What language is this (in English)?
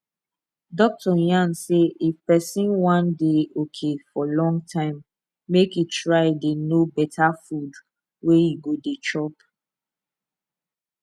Nigerian Pidgin